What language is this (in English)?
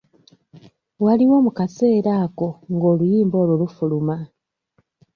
Ganda